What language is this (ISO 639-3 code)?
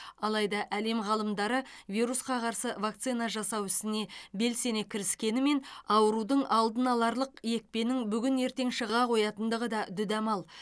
kaz